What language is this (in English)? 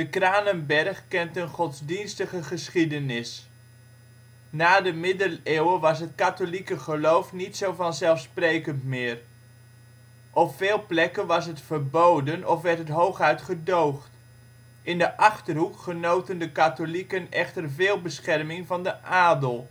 Dutch